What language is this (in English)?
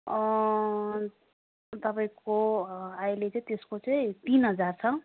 Nepali